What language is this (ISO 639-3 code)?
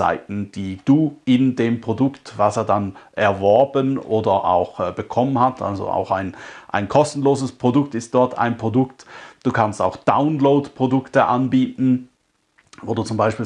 deu